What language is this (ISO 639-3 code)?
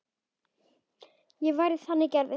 isl